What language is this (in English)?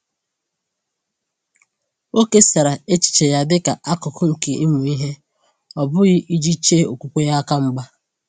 Igbo